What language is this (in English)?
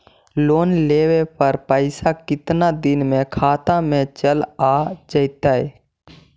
Magahi